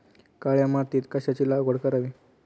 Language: Marathi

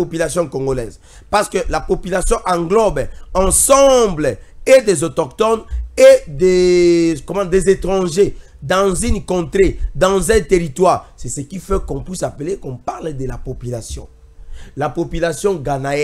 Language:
French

